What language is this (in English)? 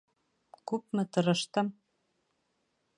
Bashkir